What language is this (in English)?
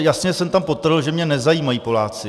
Czech